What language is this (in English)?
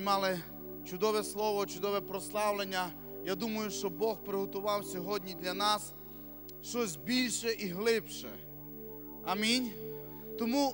Ukrainian